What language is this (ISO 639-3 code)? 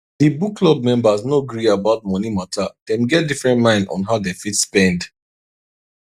pcm